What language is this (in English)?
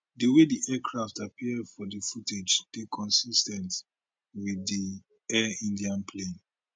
Nigerian Pidgin